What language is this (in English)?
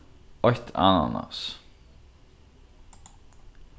Faroese